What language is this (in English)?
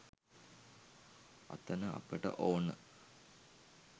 Sinhala